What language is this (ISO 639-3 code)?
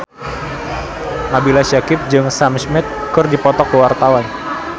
sun